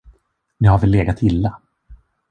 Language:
Swedish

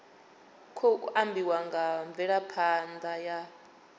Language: Venda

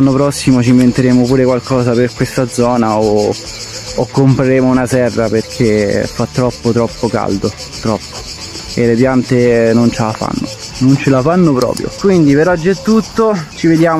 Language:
Italian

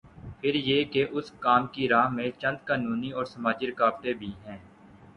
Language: Urdu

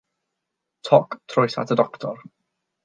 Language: Welsh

